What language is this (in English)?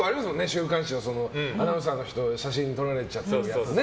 Japanese